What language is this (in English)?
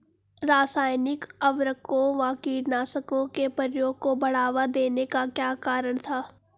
Hindi